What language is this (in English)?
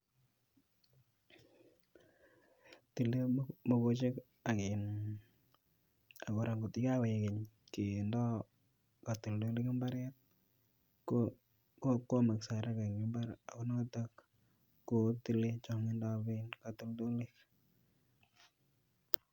Kalenjin